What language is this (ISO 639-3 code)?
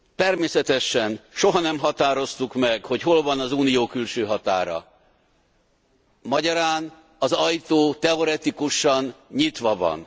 hun